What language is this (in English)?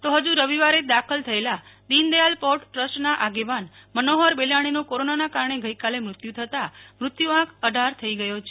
Gujarati